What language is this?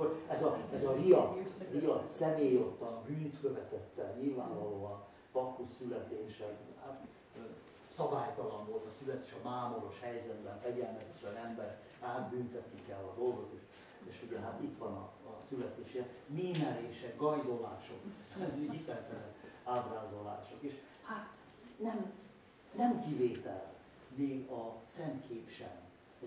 Hungarian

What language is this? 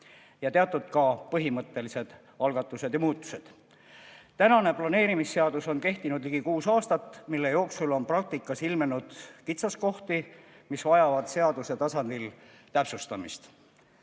Estonian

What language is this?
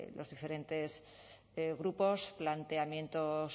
Spanish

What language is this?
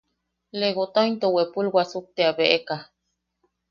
Yaqui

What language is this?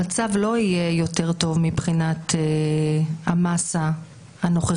Hebrew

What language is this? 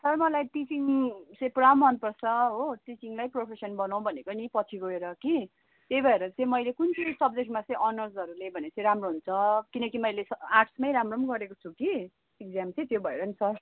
Nepali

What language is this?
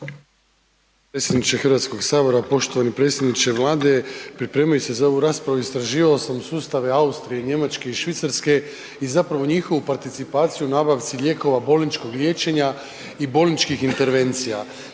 Croatian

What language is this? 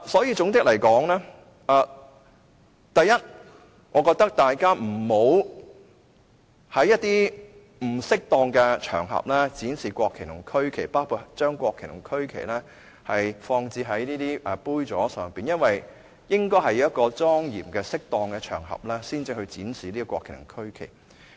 Cantonese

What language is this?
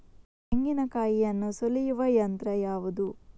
Kannada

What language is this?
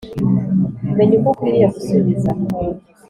Kinyarwanda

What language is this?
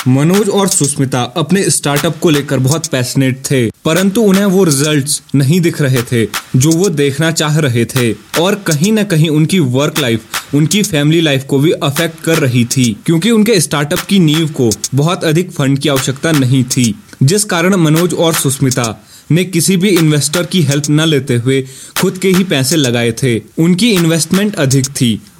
Hindi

